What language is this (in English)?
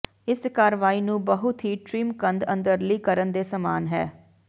Punjabi